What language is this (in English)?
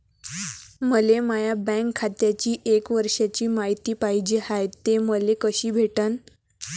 Marathi